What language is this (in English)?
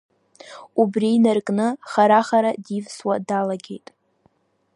Abkhazian